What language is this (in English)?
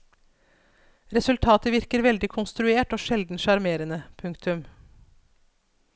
Norwegian